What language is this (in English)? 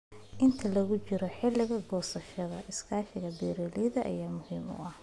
Somali